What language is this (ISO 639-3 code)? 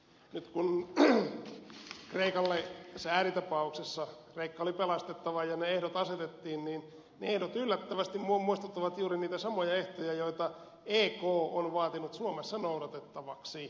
fin